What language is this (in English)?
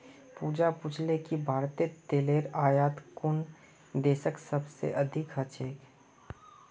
Magahi